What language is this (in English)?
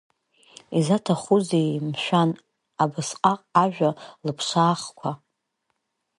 Abkhazian